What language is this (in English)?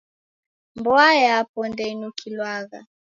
Taita